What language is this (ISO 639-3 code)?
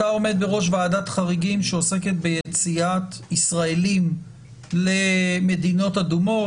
heb